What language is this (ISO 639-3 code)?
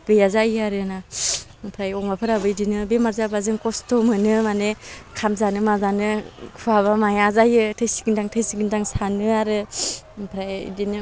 brx